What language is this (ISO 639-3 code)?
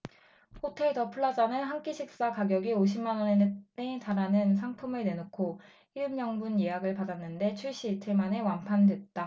kor